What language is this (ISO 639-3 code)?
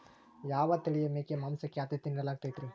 kan